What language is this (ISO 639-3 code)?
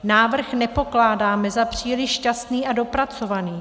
ces